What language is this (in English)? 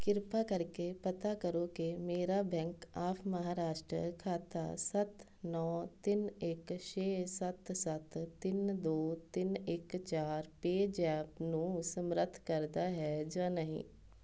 Punjabi